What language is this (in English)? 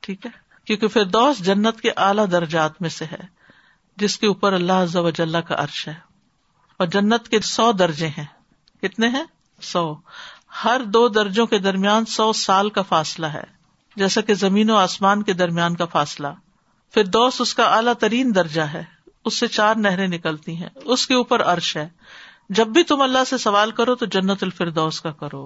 Urdu